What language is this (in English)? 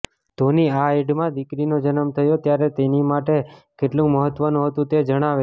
Gujarati